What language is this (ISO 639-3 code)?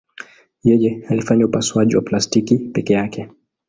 swa